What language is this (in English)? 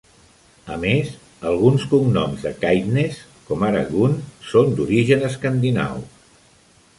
Catalan